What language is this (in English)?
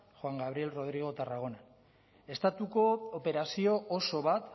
Basque